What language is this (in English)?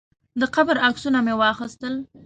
Pashto